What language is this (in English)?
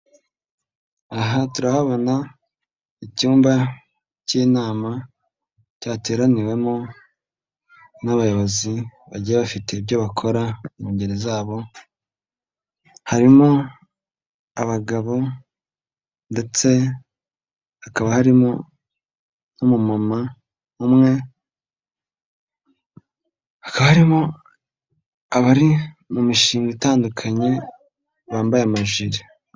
Kinyarwanda